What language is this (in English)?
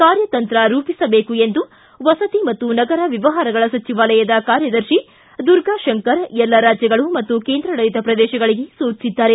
Kannada